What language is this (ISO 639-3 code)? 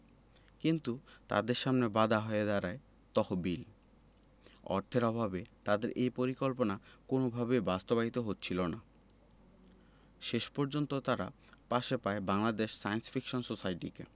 ben